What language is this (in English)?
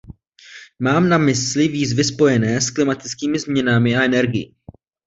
Czech